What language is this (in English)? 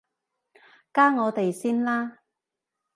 Cantonese